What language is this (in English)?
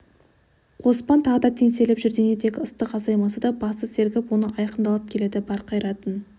Kazakh